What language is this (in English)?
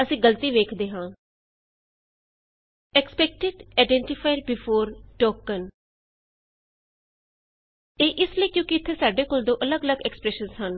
Punjabi